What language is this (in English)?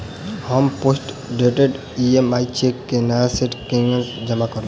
Maithili